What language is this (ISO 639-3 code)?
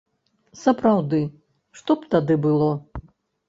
bel